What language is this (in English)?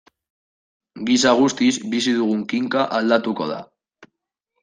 Basque